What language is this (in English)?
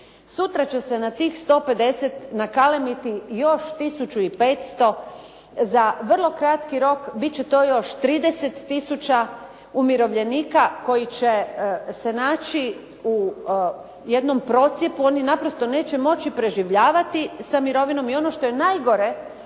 Croatian